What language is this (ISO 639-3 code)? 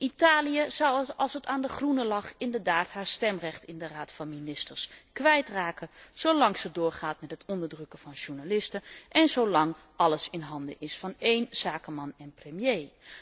nld